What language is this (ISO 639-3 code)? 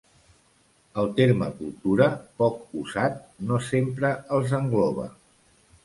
cat